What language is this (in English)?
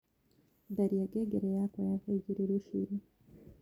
Kikuyu